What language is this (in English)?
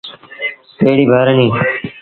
Sindhi Bhil